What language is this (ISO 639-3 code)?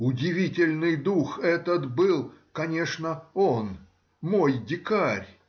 rus